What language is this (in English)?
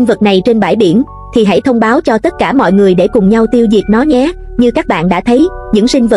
Vietnamese